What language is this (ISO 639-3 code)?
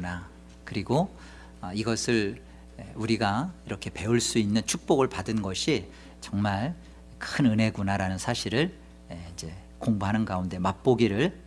kor